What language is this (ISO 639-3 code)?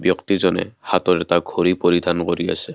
asm